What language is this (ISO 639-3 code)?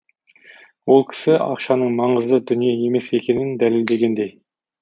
kaz